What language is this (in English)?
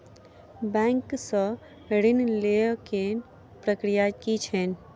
Maithili